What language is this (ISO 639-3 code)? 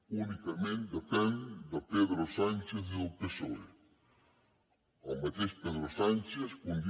cat